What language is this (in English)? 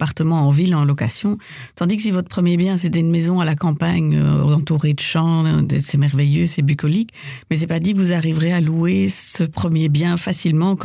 French